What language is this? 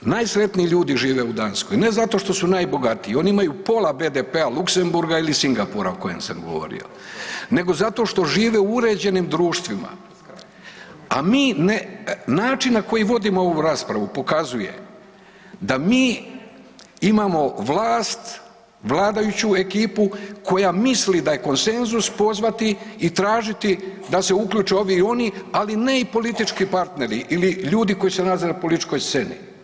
Croatian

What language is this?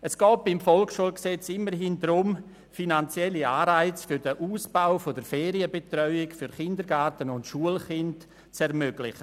Swiss German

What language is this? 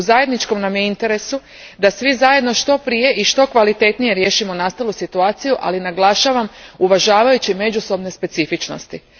Croatian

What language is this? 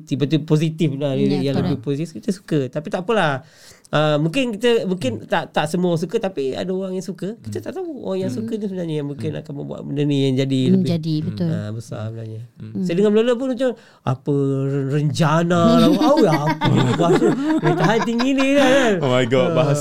Malay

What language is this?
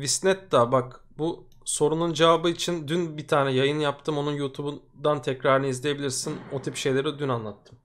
Turkish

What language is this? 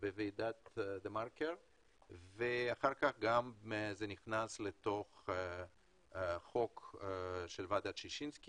Hebrew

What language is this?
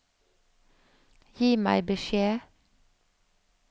Norwegian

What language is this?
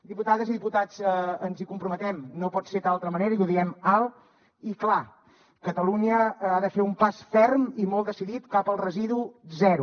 Catalan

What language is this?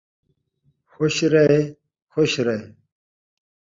Saraiki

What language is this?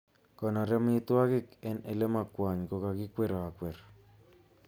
Kalenjin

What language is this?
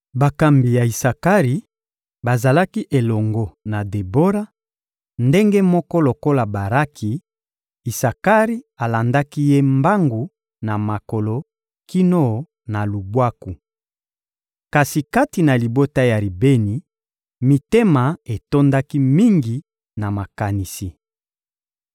Lingala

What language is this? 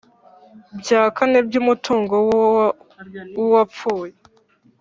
Kinyarwanda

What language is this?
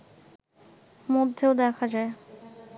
Bangla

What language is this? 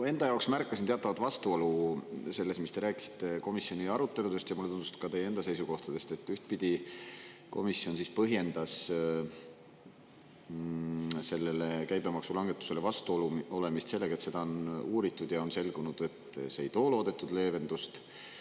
Estonian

